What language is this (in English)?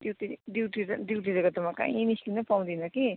Nepali